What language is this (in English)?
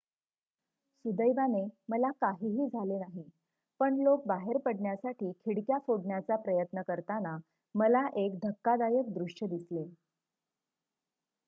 Marathi